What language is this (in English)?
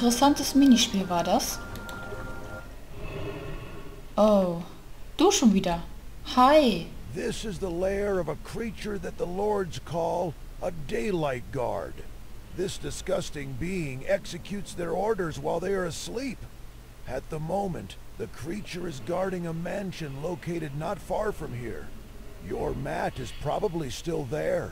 German